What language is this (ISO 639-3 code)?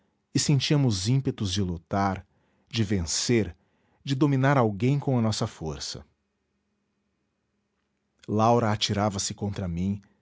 por